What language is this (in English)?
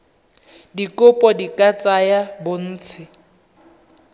Tswana